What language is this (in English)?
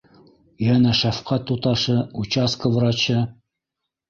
Bashkir